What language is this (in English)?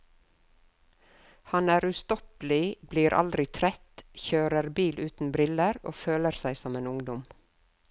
Norwegian